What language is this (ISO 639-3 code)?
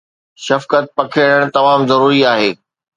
snd